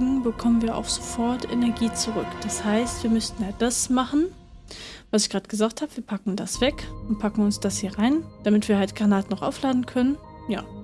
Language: German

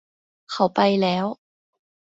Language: Thai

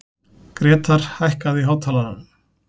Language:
Icelandic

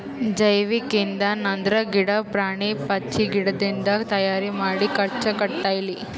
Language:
Kannada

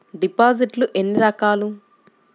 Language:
Telugu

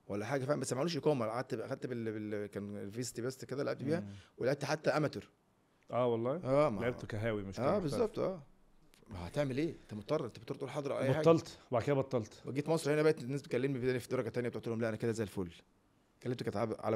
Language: Arabic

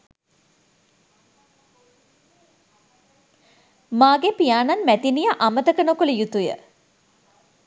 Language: Sinhala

